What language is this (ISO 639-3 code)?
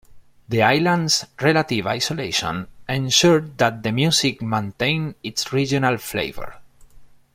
eng